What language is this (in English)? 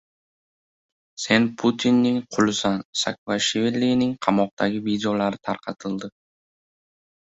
Uzbek